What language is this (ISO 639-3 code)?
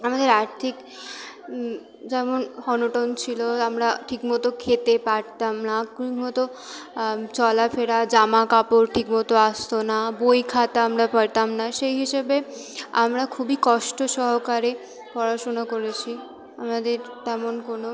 ben